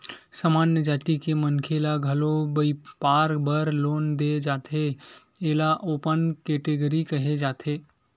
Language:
Chhattisgarhi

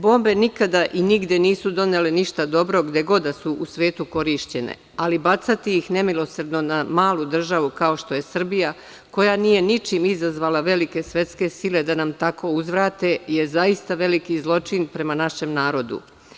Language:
Serbian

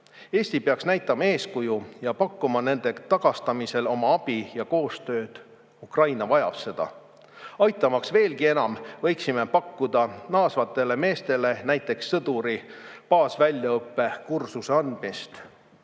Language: Estonian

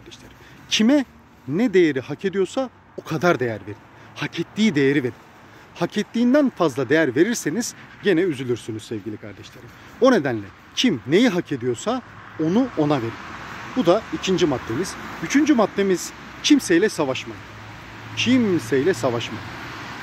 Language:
Turkish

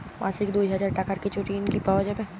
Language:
Bangla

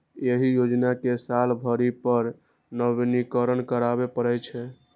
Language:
Maithili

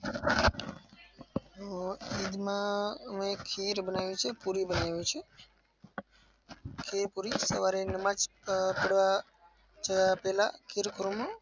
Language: Gujarati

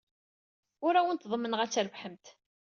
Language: Kabyle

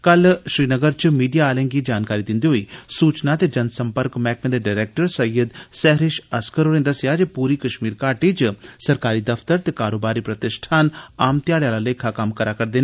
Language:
Dogri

